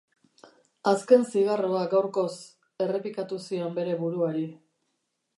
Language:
Basque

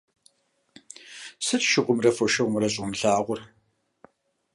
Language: Kabardian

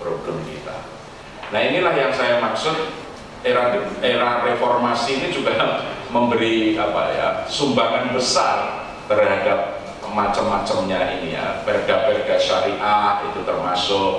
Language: Indonesian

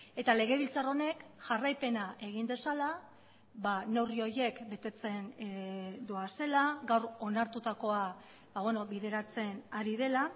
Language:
Basque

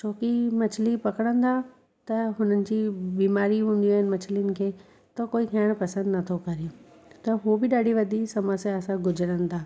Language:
Sindhi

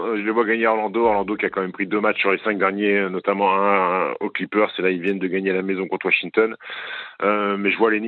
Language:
French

